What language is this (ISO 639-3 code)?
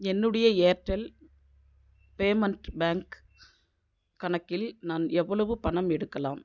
tam